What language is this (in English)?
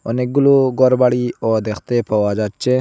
Bangla